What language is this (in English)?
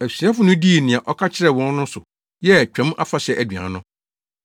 Akan